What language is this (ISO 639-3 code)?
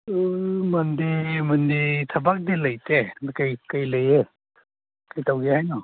mni